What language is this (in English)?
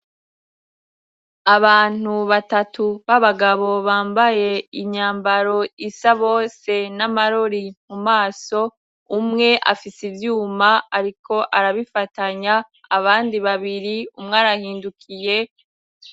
Rundi